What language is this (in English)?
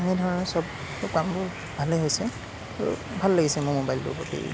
Assamese